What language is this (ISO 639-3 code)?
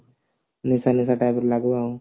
ori